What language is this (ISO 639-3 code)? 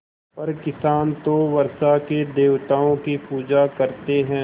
hin